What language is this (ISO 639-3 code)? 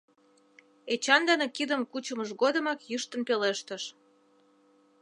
chm